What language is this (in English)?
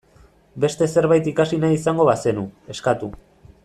Basque